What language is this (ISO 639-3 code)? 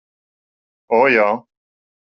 lav